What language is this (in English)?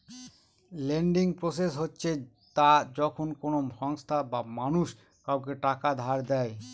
Bangla